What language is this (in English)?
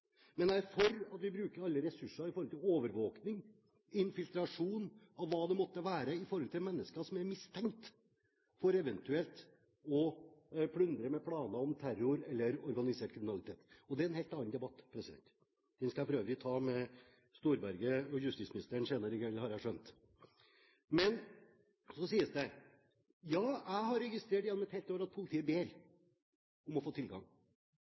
Norwegian Bokmål